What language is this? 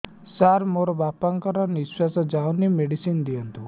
Odia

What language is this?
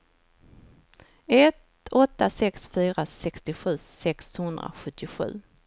Swedish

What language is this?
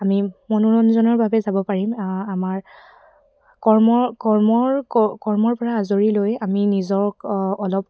Assamese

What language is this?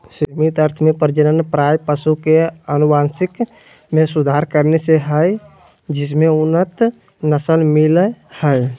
Magahi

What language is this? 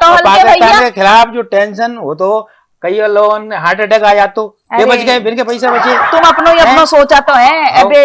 Hindi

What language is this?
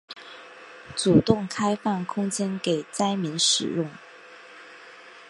Chinese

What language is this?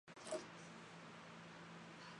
Chinese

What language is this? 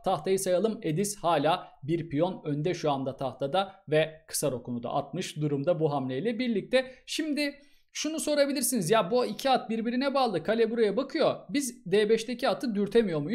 Turkish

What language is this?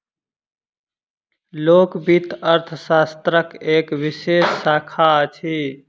Maithili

